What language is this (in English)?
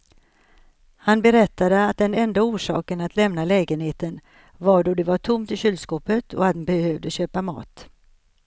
Swedish